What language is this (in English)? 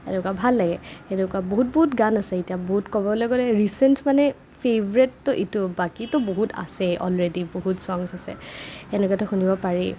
Assamese